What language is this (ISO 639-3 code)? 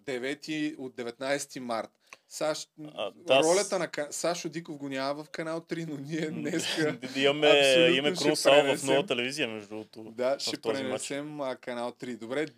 bul